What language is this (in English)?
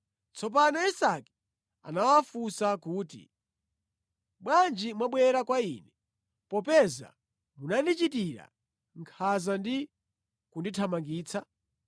Nyanja